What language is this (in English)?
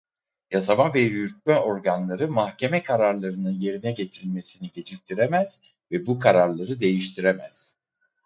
Turkish